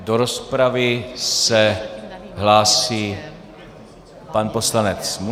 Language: Czech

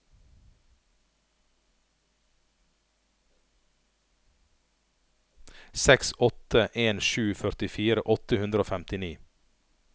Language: Norwegian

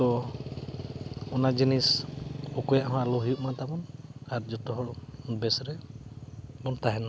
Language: Santali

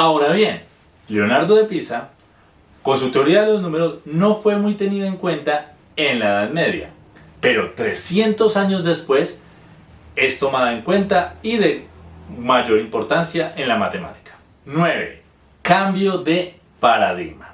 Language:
Spanish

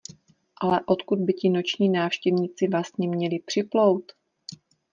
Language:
Czech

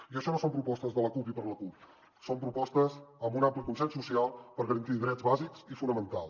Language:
Catalan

